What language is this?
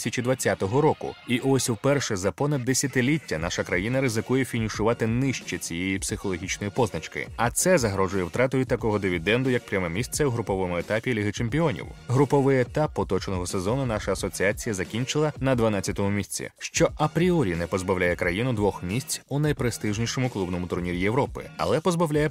Ukrainian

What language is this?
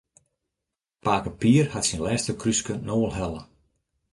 Western Frisian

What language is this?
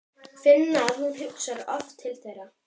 Icelandic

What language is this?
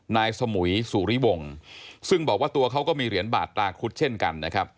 Thai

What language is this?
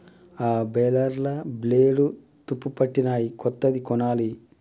Telugu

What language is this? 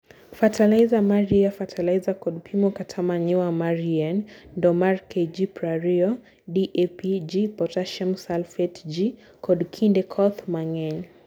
Luo (Kenya and Tanzania)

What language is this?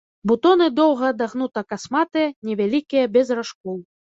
Belarusian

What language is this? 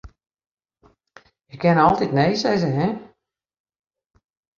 Western Frisian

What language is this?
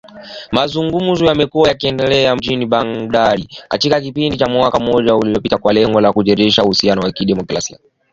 Swahili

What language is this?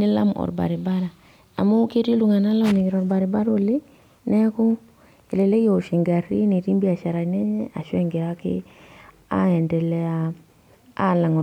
Masai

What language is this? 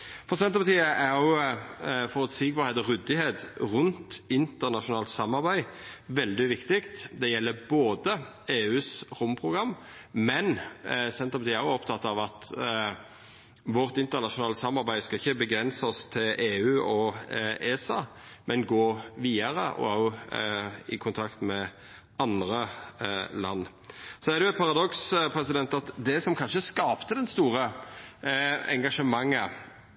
Norwegian Nynorsk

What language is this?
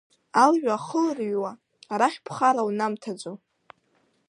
Abkhazian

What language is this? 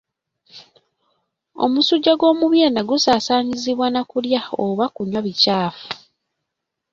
Ganda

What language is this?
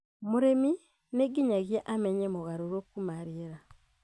Kikuyu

